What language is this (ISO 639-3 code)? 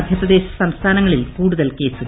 mal